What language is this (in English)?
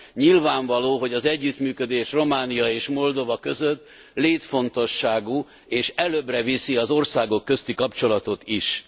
Hungarian